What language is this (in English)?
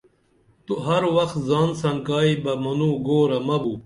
Dameli